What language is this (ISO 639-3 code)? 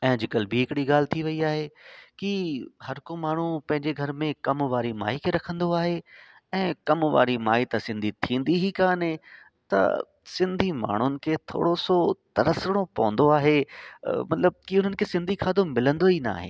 snd